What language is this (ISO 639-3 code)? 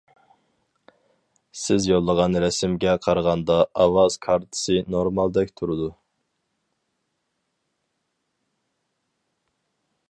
uig